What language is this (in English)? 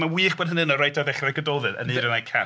Welsh